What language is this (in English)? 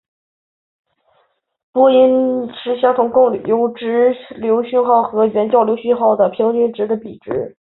Chinese